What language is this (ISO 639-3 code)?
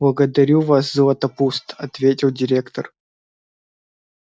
rus